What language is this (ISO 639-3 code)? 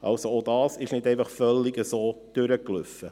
gsw